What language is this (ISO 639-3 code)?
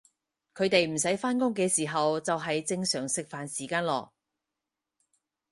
yue